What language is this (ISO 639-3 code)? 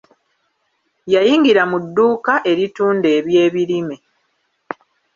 lug